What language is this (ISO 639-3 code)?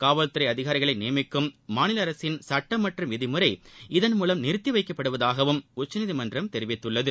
tam